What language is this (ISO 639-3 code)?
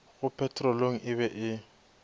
nso